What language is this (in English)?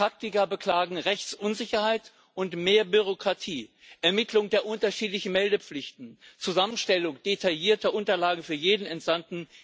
German